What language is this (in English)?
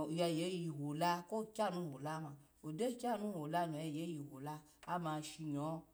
Alago